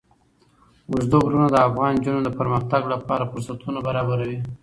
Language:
Pashto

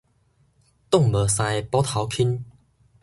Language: Min Nan Chinese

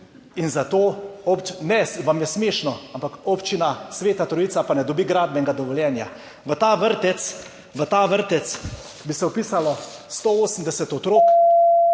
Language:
Slovenian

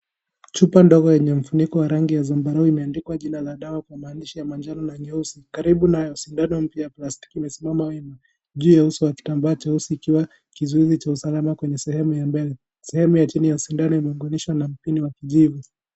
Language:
Swahili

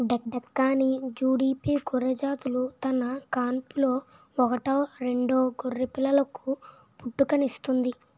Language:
Telugu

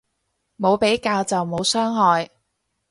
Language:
Cantonese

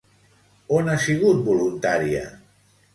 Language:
Catalan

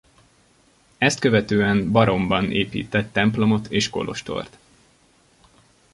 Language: Hungarian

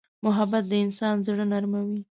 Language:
Pashto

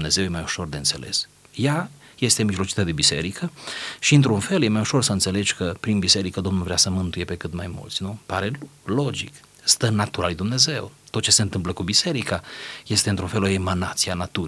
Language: Romanian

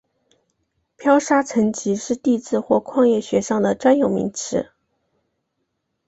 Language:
Chinese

